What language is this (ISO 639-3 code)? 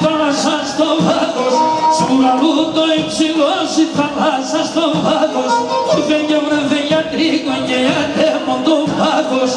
ara